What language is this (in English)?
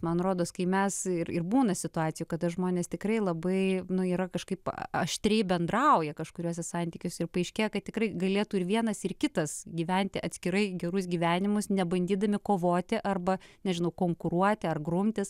Lithuanian